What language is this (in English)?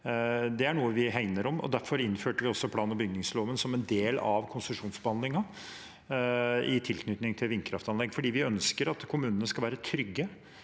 Norwegian